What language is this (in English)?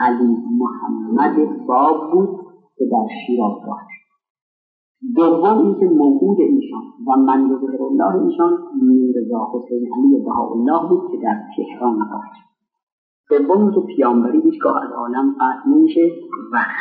Persian